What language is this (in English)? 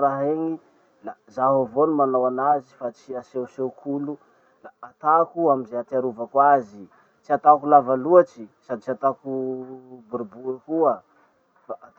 Masikoro Malagasy